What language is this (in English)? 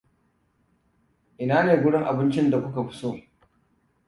Hausa